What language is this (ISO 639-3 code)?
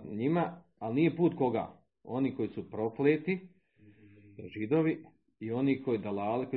hrv